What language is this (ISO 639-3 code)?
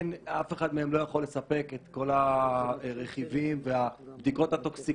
heb